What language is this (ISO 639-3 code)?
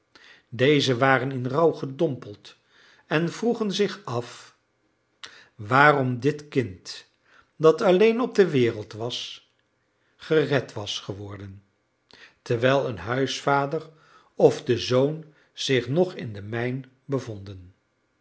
nld